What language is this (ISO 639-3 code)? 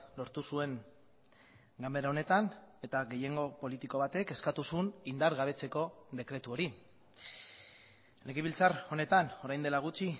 eus